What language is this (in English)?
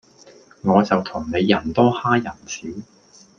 Cantonese